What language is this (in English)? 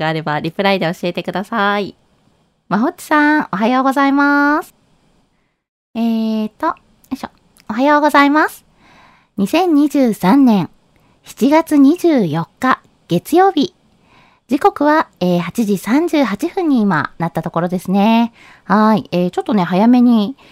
Japanese